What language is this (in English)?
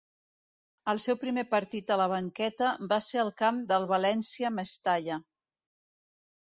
Catalan